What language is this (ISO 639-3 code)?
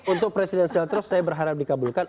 ind